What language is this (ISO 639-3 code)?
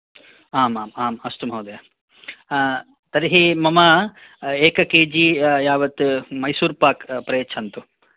san